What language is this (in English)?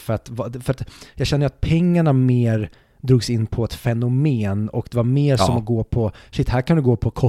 Swedish